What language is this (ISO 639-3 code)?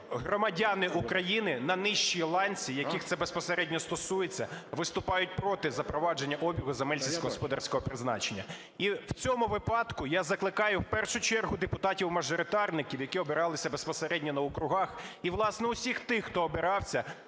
ukr